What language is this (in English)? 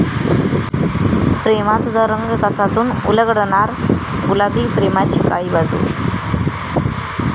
Marathi